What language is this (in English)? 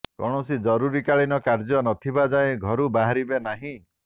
Odia